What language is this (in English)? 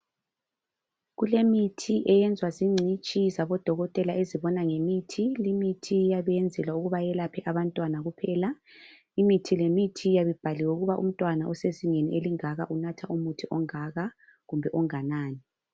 North Ndebele